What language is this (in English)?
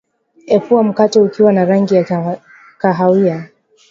Swahili